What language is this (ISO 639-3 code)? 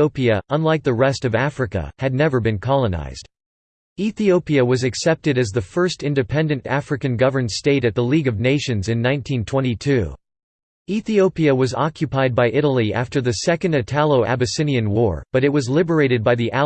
eng